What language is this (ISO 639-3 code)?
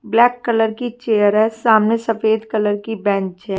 hin